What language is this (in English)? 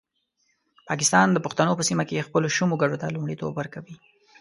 Pashto